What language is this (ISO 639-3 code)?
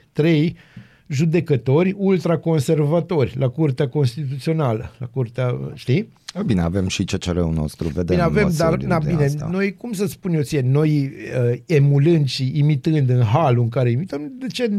ron